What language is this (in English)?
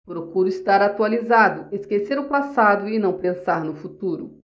Portuguese